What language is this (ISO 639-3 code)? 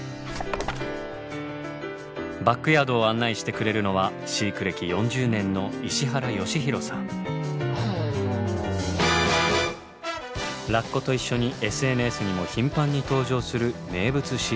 jpn